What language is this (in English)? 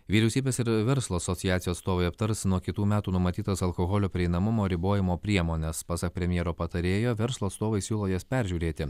Lithuanian